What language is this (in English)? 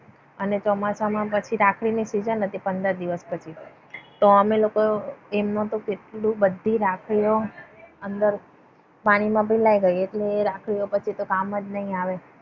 Gujarati